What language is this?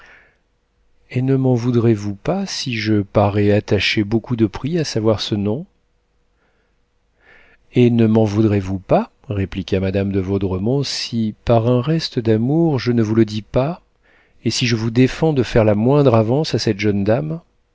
French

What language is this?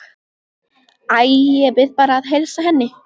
Icelandic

